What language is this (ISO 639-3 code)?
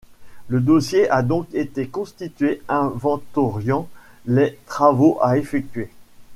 fra